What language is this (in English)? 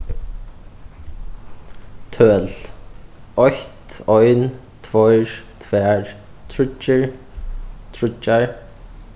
Faroese